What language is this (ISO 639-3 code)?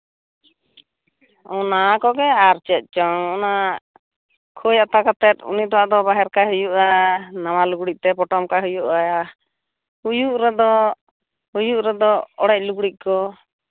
sat